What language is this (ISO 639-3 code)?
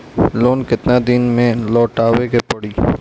bho